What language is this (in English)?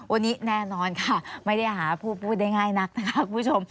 Thai